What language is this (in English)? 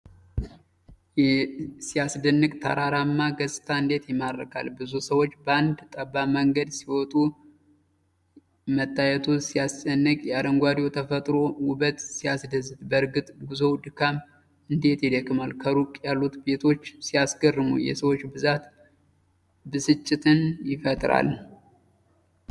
Amharic